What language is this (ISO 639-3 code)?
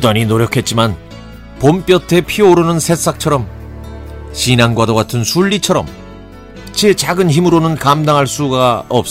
kor